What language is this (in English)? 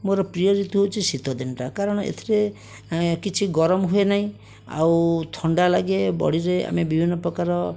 Odia